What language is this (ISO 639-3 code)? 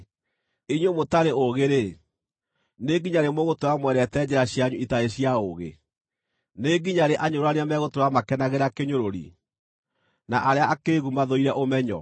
kik